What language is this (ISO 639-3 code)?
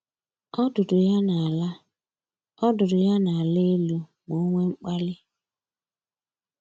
ibo